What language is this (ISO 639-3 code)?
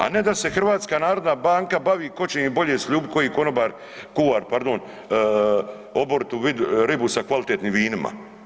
hrv